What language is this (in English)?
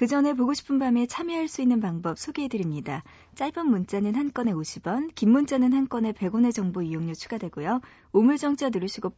Korean